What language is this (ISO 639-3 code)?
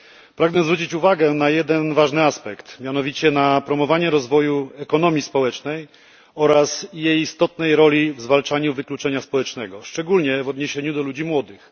pol